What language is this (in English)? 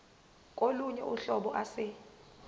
Zulu